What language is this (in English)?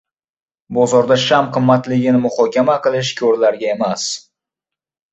Uzbek